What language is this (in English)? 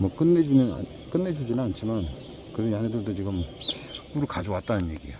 Korean